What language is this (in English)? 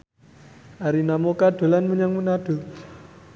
Javanese